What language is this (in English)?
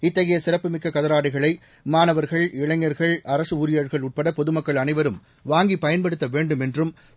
Tamil